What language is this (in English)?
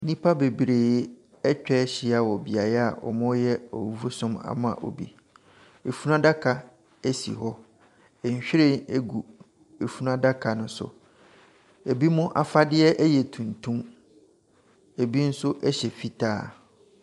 Akan